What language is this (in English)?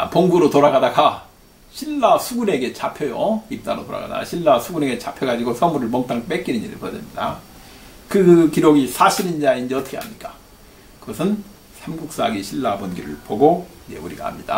Korean